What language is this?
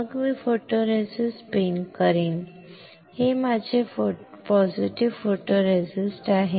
Marathi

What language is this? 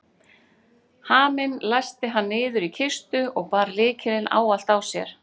Icelandic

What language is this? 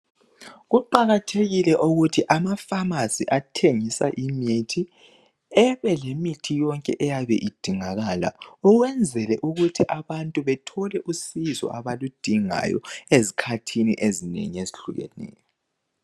North Ndebele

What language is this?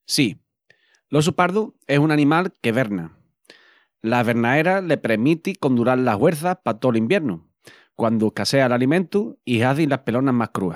Extremaduran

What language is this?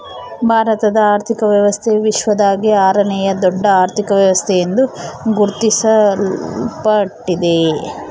Kannada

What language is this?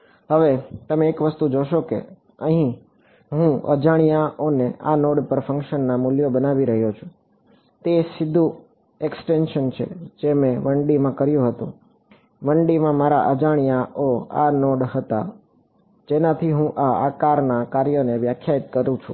Gujarati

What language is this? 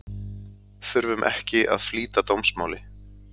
Icelandic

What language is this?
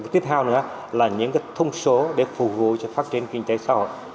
Vietnamese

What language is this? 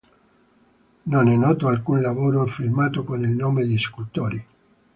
Italian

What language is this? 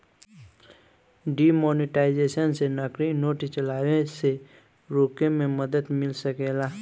Bhojpuri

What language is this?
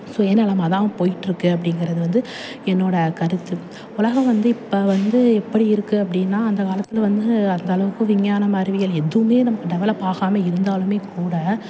Tamil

